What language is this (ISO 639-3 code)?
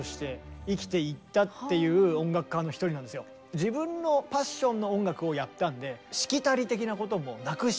jpn